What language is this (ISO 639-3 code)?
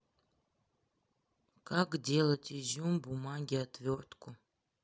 rus